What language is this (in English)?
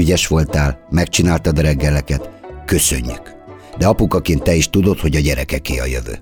Hungarian